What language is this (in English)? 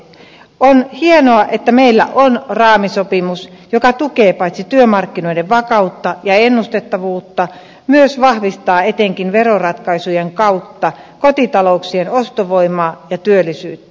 Finnish